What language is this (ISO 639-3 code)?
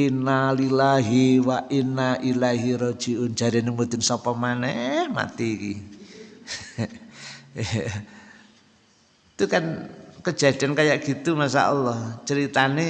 ind